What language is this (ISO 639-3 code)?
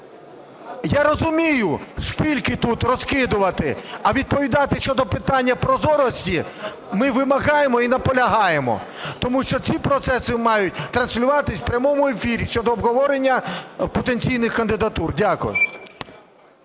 ukr